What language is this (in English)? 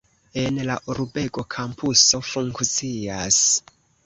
Esperanto